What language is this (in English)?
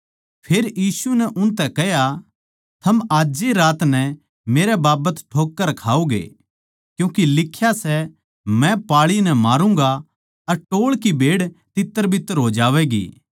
Haryanvi